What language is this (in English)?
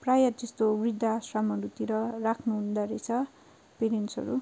Nepali